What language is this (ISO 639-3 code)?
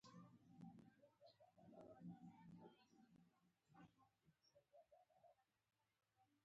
pus